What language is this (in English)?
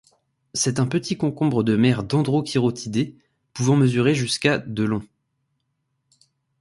French